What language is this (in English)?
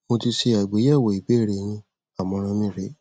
Yoruba